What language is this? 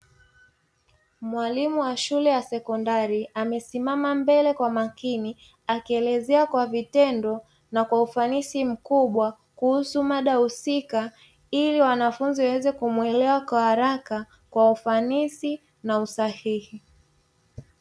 Swahili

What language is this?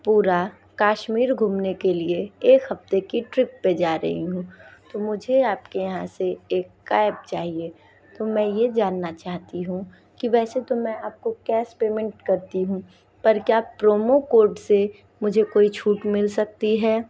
Hindi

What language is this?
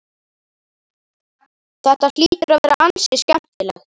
Icelandic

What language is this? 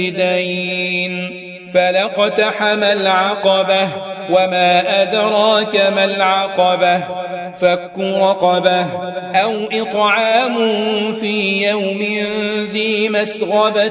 Arabic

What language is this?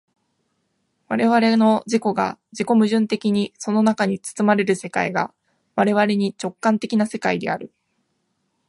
Japanese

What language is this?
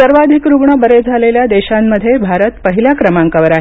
Marathi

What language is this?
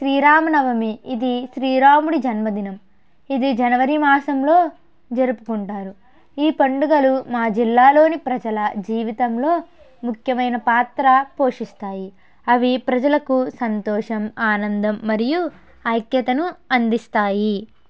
Telugu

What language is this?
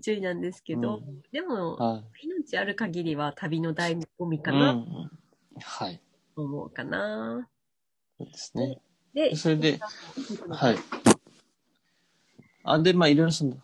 Japanese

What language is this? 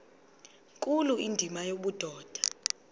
Xhosa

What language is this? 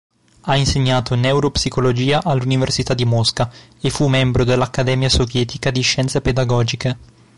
Italian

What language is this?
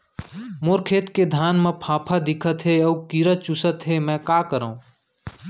Chhattisgarhi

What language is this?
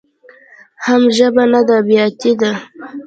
Pashto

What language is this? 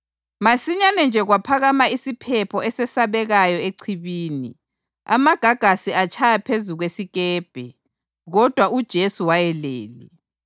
North Ndebele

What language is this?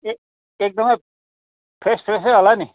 Nepali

